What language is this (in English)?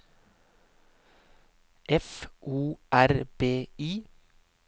Norwegian